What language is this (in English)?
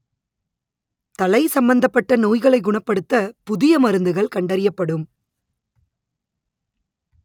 Tamil